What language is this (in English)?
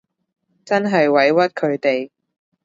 Cantonese